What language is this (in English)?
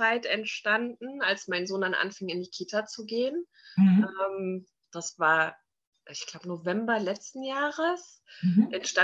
German